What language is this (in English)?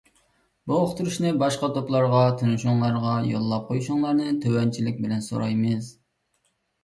Uyghur